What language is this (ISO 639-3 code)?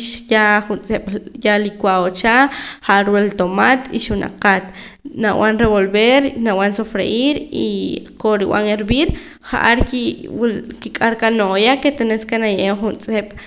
poc